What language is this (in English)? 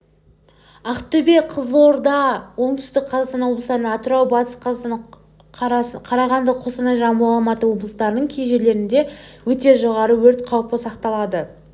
Kazakh